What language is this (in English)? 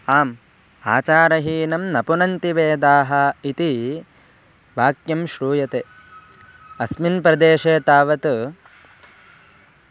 Sanskrit